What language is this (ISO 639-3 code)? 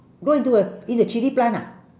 eng